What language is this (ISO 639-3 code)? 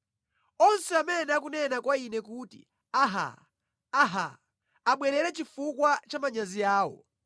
nya